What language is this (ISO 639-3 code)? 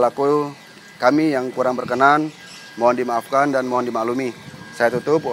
ind